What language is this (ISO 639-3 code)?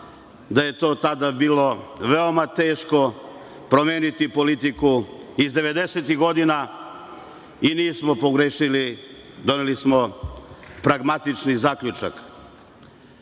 srp